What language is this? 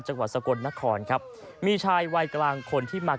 Thai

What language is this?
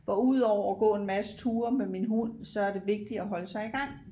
Danish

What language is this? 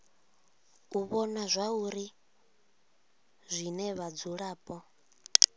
Venda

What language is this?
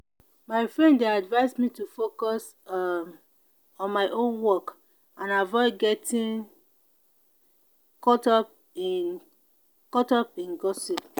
Nigerian Pidgin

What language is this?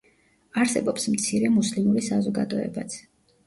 Georgian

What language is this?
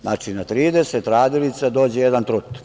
Serbian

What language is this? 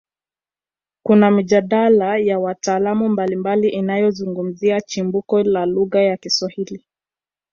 Swahili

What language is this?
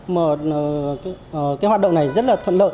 Vietnamese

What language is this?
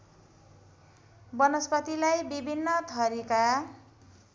Nepali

